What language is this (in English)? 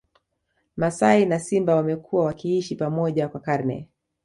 Swahili